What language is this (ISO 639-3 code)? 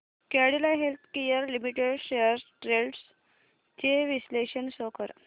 mar